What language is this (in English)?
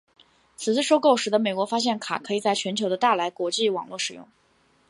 Chinese